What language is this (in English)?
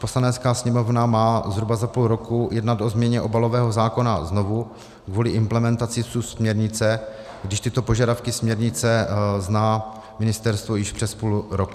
Czech